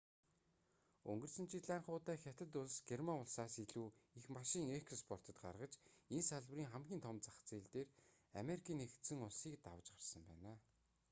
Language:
Mongolian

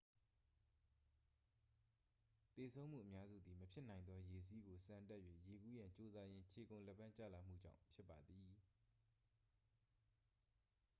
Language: Burmese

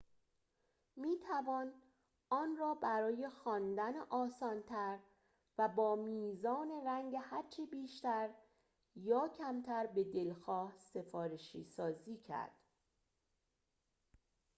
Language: Persian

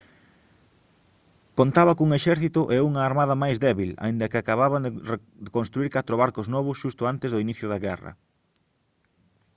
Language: Galician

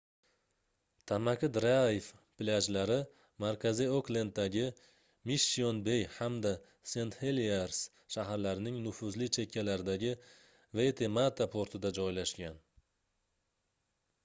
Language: Uzbek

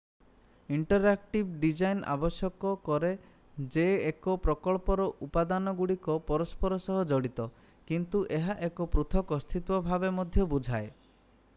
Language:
Odia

